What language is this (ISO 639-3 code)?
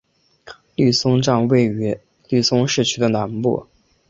zho